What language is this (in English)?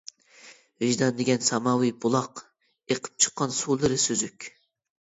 Uyghur